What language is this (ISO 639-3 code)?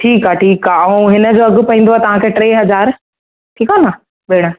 snd